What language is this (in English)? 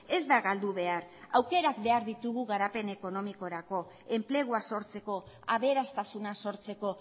Basque